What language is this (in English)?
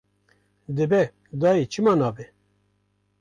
Kurdish